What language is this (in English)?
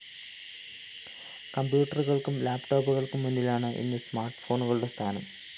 Malayalam